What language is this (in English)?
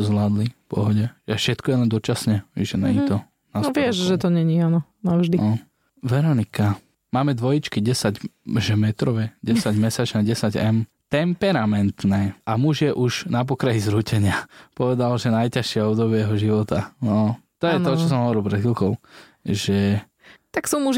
Slovak